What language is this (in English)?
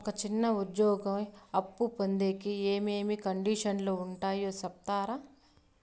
Telugu